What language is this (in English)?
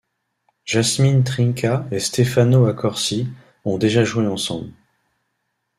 French